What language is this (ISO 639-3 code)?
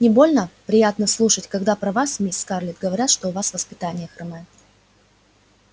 rus